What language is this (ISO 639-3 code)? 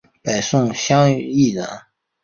zho